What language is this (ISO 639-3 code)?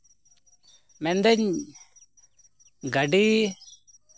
sat